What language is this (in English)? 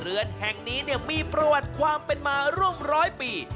Thai